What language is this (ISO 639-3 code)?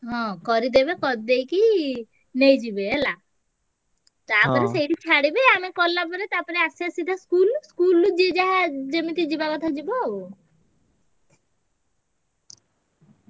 ori